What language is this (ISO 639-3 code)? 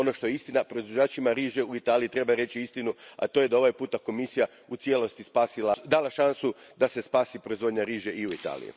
hrv